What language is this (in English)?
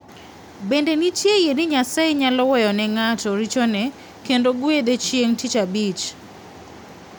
Luo (Kenya and Tanzania)